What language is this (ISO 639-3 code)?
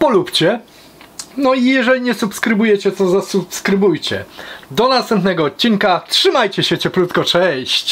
pol